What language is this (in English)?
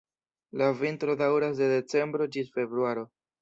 Esperanto